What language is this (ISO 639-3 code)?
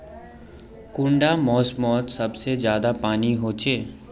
mag